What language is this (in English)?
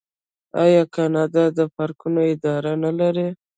Pashto